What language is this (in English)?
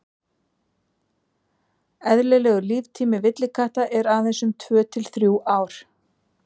Icelandic